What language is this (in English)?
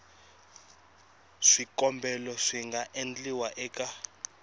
Tsonga